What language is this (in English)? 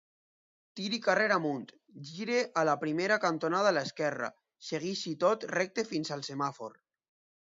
Catalan